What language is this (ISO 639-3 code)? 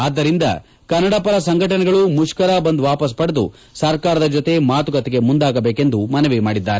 kan